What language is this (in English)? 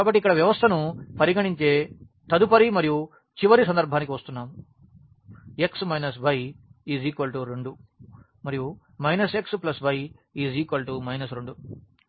Telugu